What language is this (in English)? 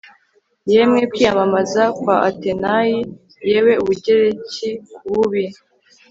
Kinyarwanda